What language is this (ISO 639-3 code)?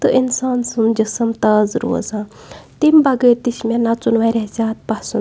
kas